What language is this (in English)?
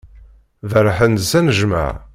Kabyle